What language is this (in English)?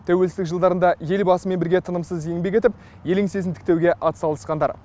Kazakh